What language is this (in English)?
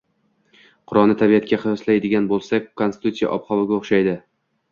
Uzbek